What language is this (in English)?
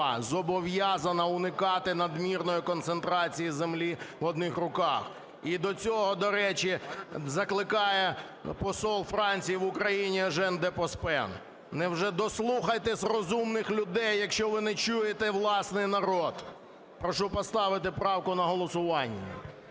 Ukrainian